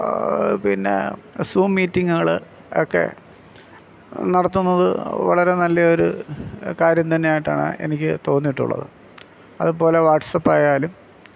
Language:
Malayalam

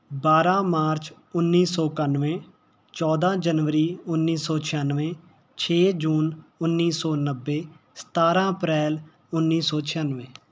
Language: Punjabi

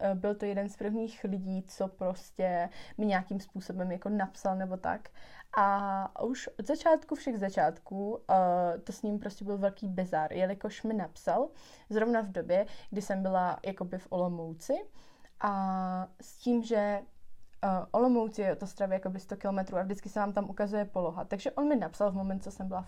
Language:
Czech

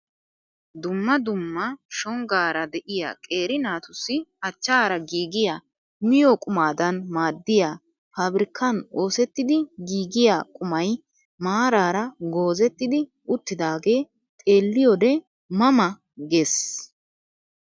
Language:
Wolaytta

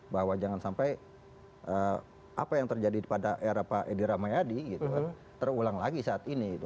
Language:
Indonesian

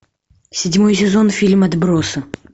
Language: Russian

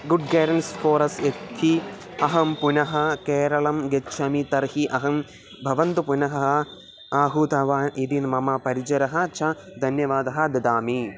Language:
Sanskrit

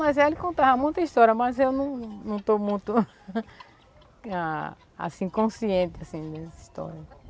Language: Portuguese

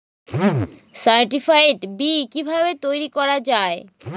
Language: Bangla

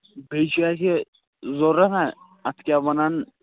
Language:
Kashmiri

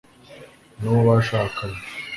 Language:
Kinyarwanda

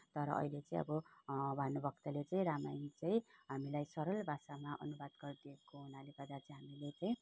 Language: Nepali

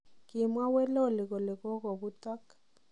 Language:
Kalenjin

